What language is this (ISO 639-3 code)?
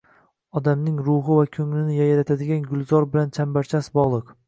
uzb